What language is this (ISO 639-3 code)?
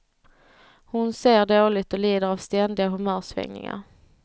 swe